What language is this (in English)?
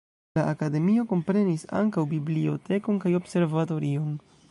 Esperanto